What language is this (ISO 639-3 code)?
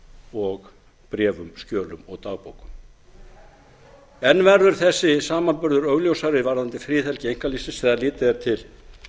isl